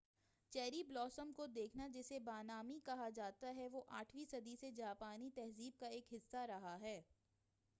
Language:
Urdu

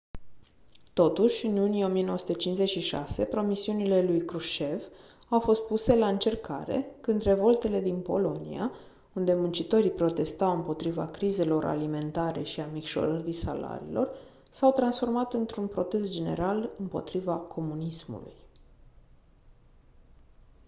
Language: Romanian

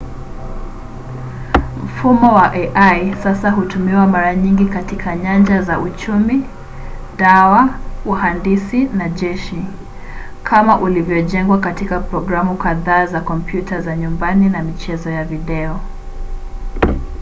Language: Swahili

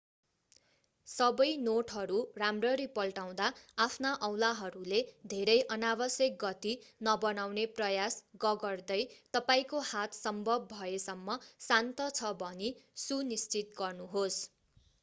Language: Nepali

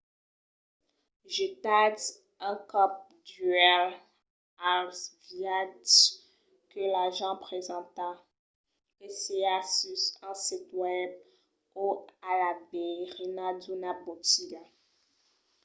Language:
Occitan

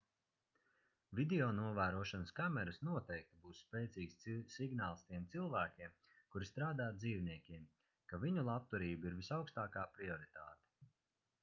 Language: Latvian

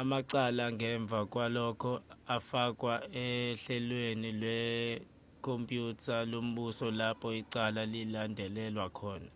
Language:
Zulu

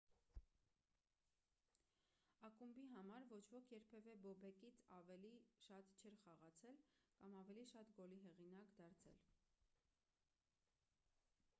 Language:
Armenian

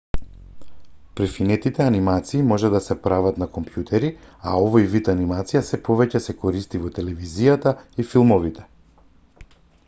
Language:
Macedonian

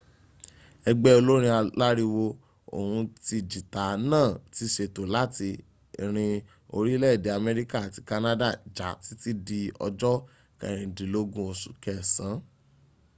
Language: Yoruba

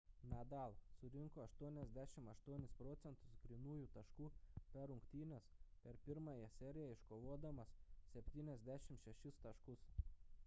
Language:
Lithuanian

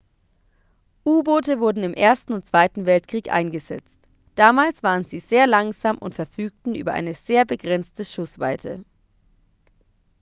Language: German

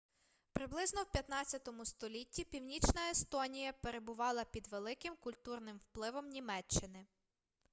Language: Ukrainian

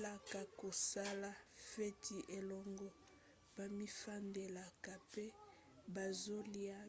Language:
Lingala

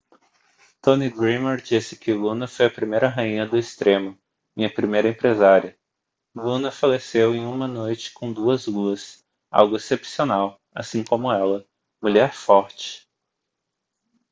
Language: Portuguese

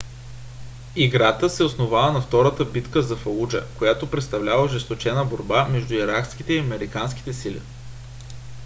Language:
Bulgarian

